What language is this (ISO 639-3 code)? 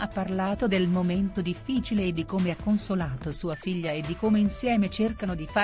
ita